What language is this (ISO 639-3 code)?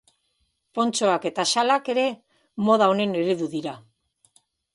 eus